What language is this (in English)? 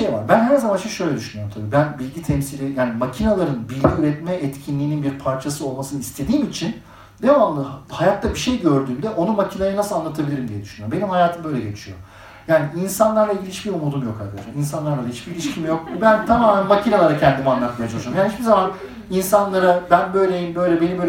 Turkish